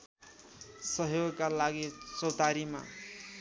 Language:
Nepali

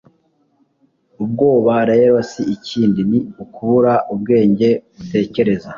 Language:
Kinyarwanda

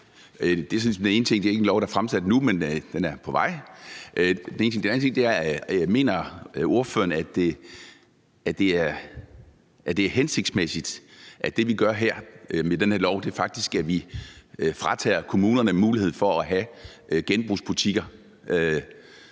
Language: Danish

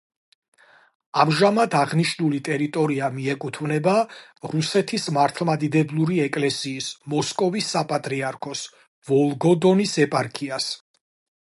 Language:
Georgian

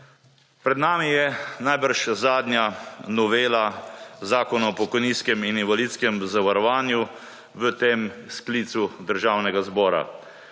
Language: Slovenian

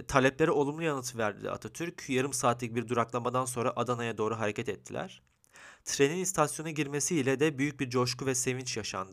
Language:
Turkish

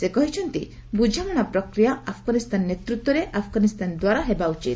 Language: Odia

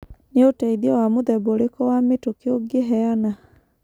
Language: Kikuyu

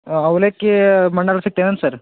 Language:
Kannada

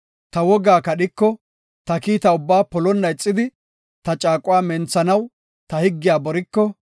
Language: Gofa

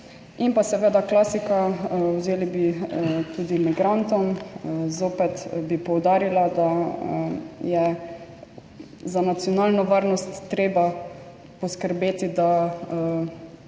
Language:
Slovenian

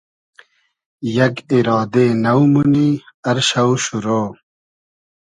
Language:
Hazaragi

